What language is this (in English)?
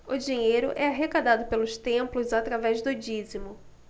Portuguese